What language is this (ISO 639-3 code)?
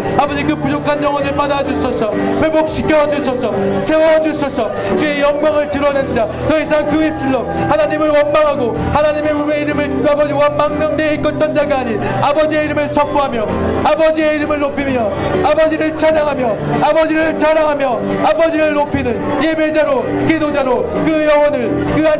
kor